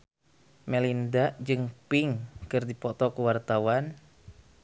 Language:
Sundanese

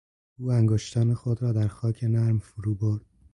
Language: Persian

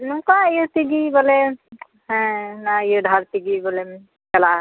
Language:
Santali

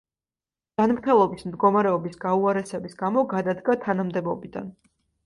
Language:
Georgian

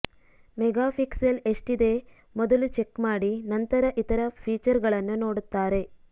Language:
Kannada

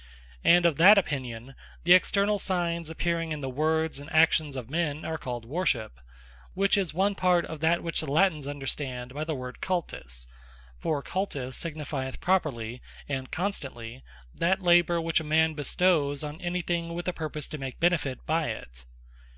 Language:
English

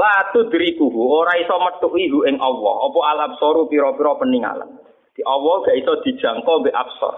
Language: Malay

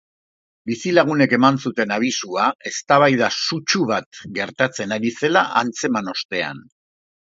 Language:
Basque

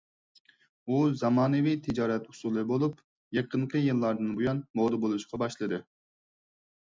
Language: Uyghur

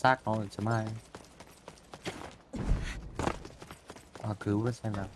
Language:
Vietnamese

